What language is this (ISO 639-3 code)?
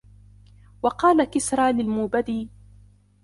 ara